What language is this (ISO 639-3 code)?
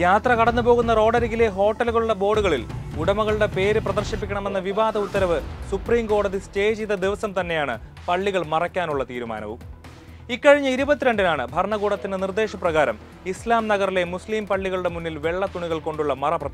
mal